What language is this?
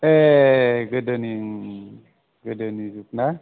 Bodo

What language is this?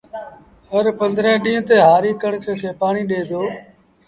Sindhi Bhil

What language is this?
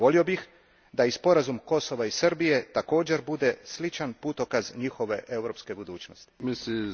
Croatian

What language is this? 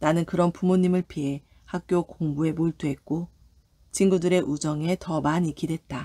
Korean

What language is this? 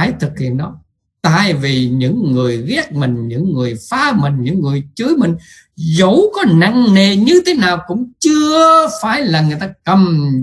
Vietnamese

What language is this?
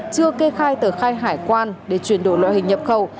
Vietnamese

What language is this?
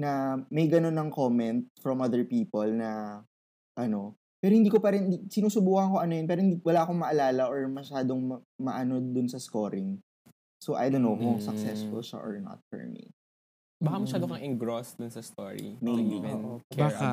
Filipino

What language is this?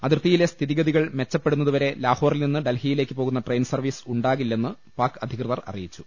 Malayalam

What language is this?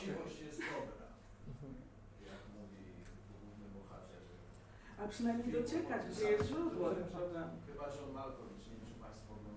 Polish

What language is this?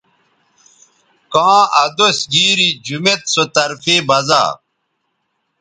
Bateri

